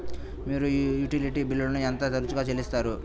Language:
Telugu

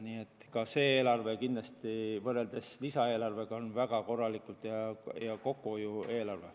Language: Estonian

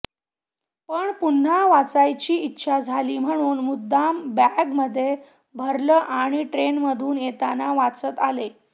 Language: Marathi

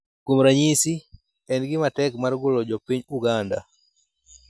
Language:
Luo (Kenya and Tanzania)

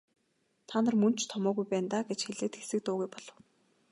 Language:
Mongolian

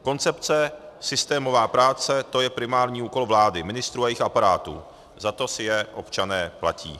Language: Czech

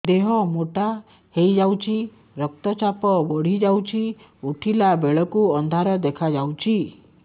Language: Odia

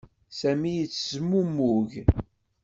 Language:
Kabyle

